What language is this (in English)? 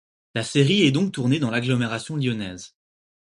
French